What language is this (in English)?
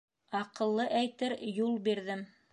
Bashkir